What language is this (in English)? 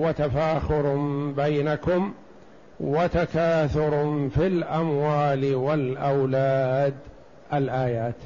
Arabic